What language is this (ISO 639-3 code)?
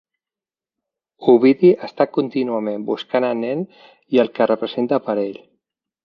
cat